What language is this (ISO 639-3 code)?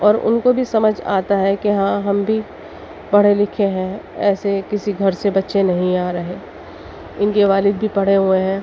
urd